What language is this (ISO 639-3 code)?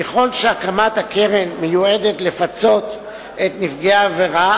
heb